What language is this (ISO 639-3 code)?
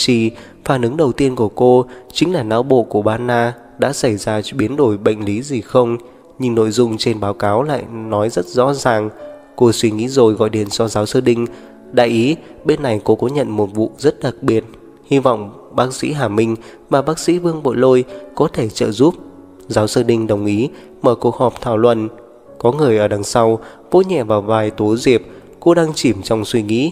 vie